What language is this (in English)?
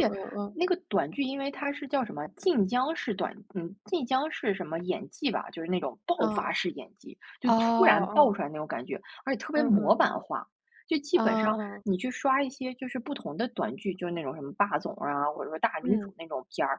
Chinese